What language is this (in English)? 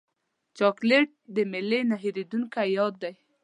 Pashto